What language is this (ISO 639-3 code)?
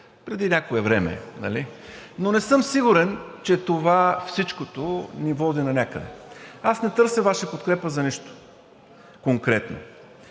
bul